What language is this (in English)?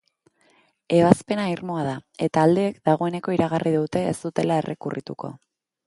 Basque